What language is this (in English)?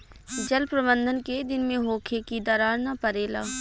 Bhojpuri